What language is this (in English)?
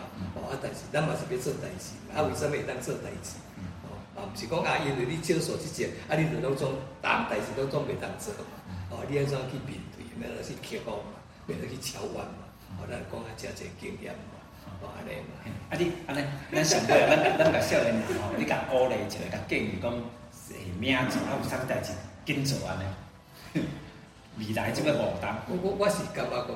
Chinese